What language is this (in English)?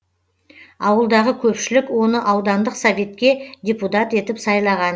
Kazakh